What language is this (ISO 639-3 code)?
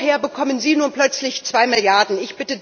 deu